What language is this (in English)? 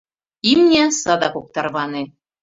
Mari